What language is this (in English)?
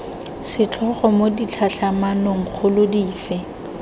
Tswana